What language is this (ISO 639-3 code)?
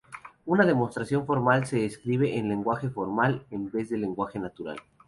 spa